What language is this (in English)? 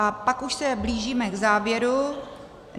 Czech